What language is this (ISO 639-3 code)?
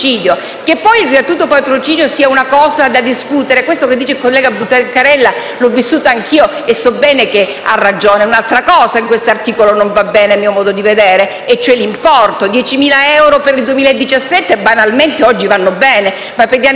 ita